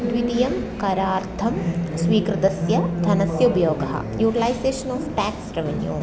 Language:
Sanskrit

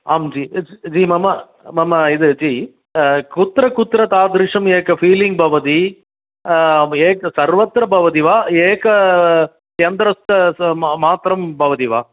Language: Sanskrit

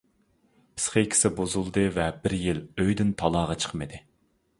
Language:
Uyghur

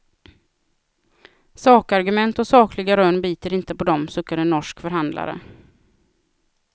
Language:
Swedish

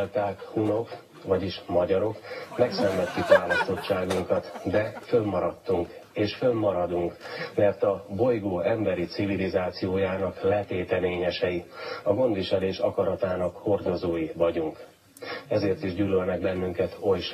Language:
Hungarian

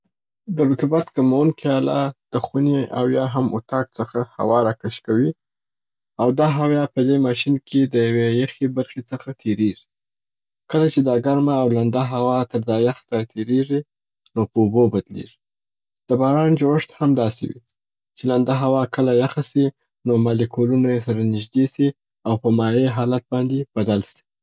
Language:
Southern Pashto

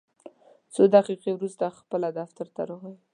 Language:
Pashto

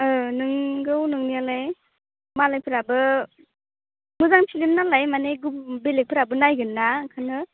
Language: Bodo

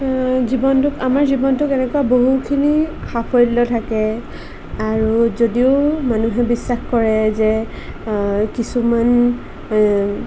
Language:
Assamese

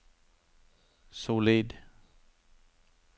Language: Norwegian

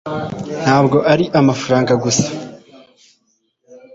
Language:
Kinyarwanda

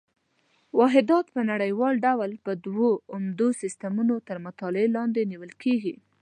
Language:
Pashto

